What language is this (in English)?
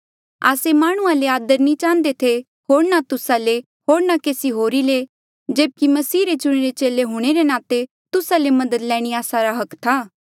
Mandeali